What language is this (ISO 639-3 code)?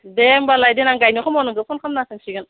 brx